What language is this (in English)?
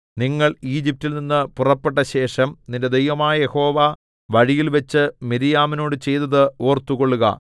Malayalam